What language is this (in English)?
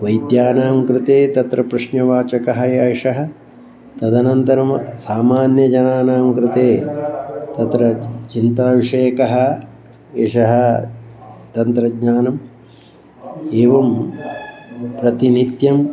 Sanskrit